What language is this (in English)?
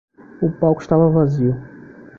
Portuguese